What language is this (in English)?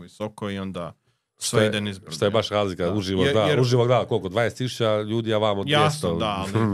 Croatian